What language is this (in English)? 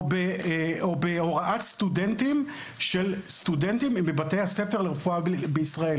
Hebrew